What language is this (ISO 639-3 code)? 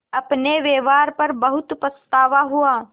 hin